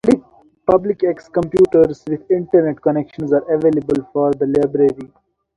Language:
English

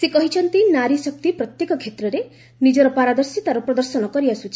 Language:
Odia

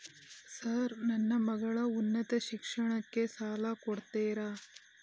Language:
Kannada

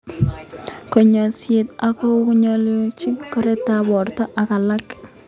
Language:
Kalenjin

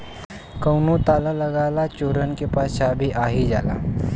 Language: Bhojpuri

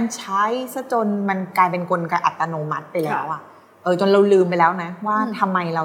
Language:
Thai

